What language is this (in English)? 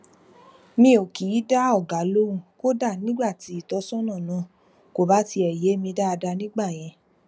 Yoruba